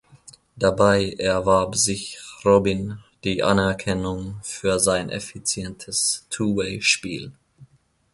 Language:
German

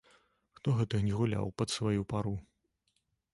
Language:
Belarusian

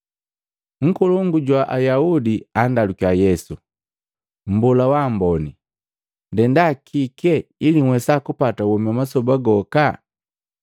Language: Matengo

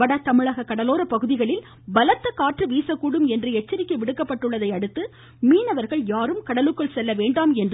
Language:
Tamil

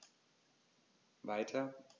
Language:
German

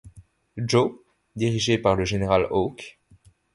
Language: French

